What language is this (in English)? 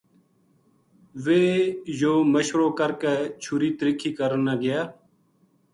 Gujari